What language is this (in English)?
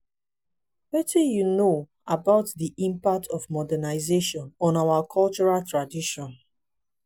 Nigerian Pidgin